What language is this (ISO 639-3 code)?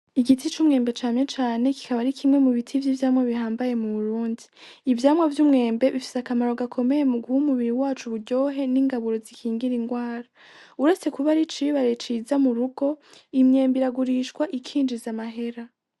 run